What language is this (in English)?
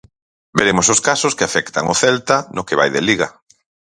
Galician